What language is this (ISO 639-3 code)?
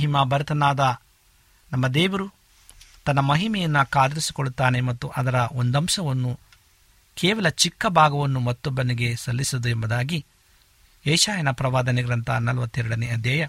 kan